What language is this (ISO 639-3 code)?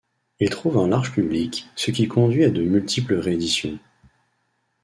fra